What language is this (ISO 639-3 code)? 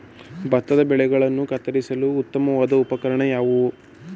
kan